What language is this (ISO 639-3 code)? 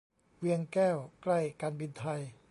tha